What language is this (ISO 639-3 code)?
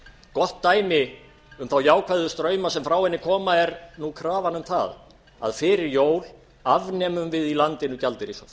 isl